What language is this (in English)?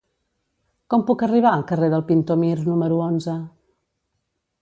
Catalan